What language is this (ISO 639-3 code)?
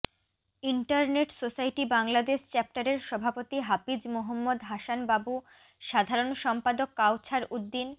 ben